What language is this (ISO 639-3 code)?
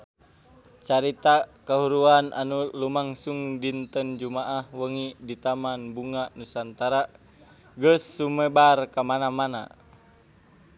sun